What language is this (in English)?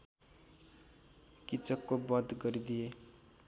Nepali